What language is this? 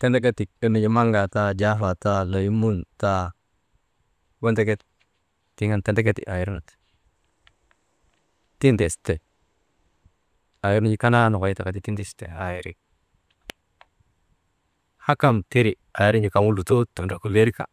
Maba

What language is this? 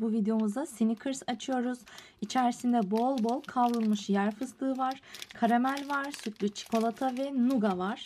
Turkish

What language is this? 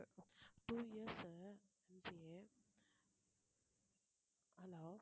Tamil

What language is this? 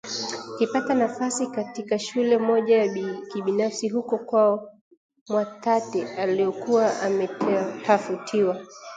Swahili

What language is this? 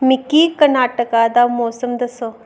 Dogri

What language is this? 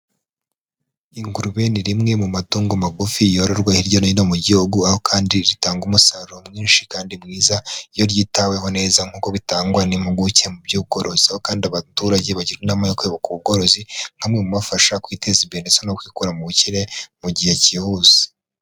Kinyarwanda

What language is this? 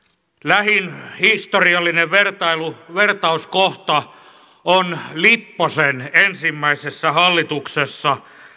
Finnish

